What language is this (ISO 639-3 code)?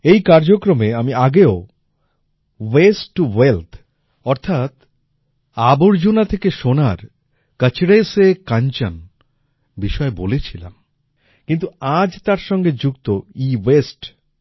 ben